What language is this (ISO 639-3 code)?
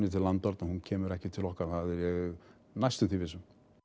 isl